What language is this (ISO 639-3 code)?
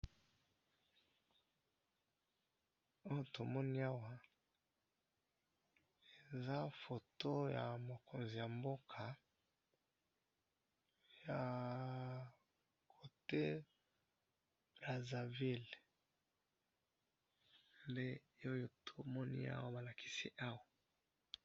lin